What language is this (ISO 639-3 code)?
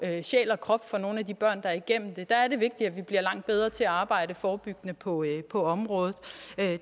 dan